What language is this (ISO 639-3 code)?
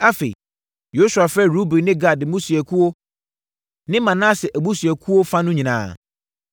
aka